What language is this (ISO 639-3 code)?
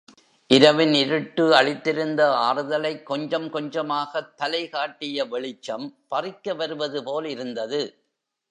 tam